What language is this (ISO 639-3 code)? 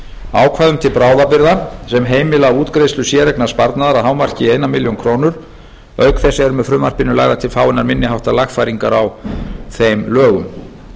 isl